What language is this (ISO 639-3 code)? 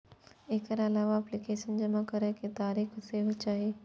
mai